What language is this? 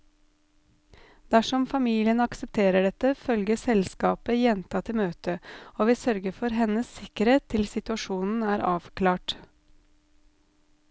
Norwegian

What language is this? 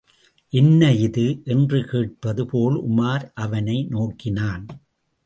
Tamil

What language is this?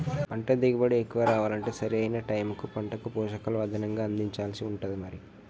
Telugu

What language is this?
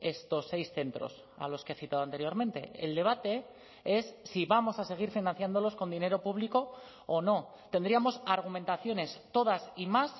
Spanish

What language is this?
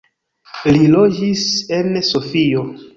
Esperanto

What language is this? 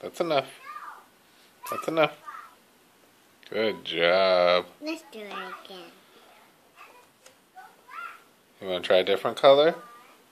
English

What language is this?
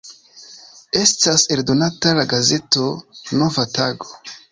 Esperanto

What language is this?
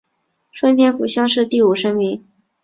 Chinese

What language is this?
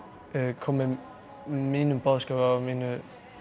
Icelandic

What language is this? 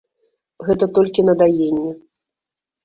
Belarusian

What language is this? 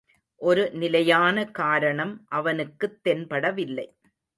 Tamil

